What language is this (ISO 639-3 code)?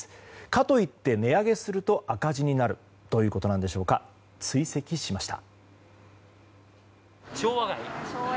jpn